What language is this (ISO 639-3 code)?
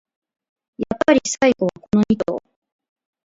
jpn